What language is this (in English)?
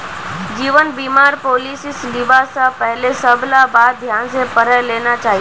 Magahi